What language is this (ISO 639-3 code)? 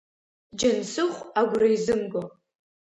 abk